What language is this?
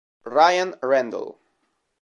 Italian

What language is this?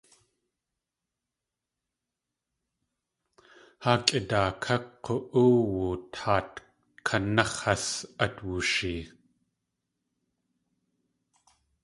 Tlingit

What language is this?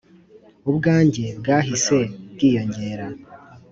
Kinyarwanda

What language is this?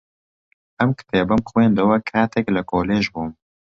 Central Kurdish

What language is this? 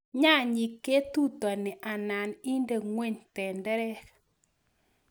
Kalenjin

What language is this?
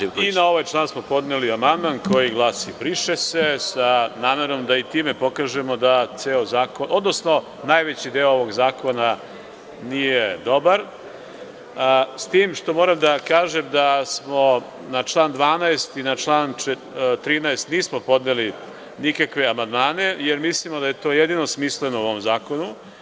Serbian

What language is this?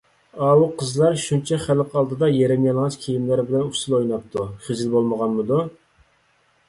Uyghur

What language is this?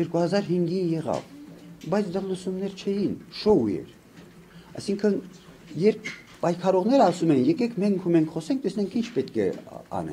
Romanian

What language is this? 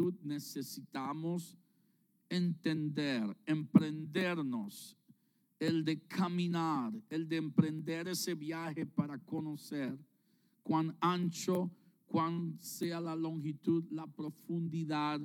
Spanish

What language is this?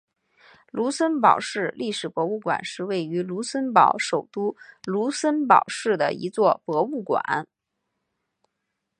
Chinese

